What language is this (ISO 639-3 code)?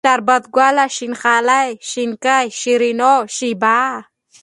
pus